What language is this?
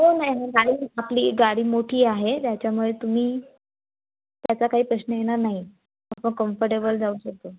Marathi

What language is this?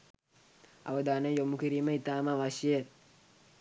Sinhala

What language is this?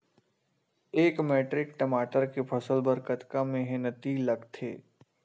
Chhattisgarhi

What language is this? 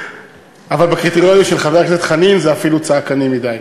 Hebrew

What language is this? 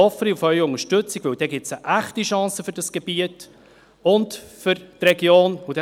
Swiss German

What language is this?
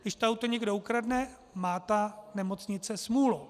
Czech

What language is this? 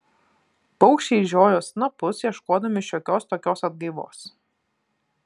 Lithuanian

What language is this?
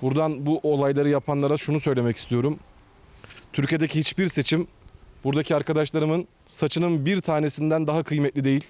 Turkish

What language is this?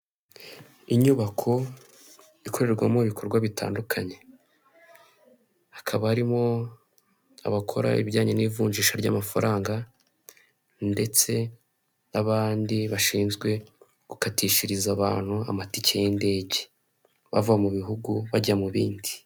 Kinyarwanda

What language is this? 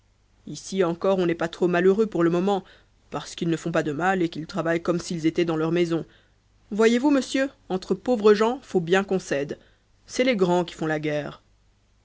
French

